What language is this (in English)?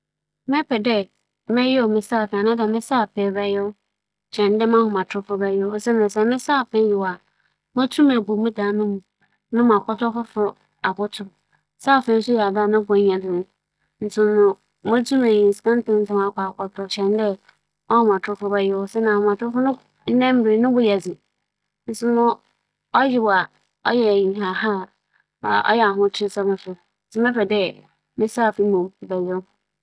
Akan